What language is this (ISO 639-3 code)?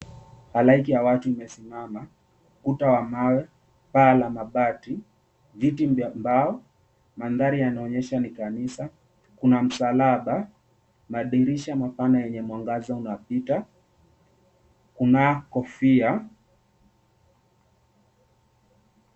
swa